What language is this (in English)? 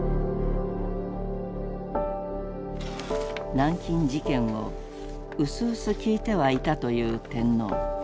Japanese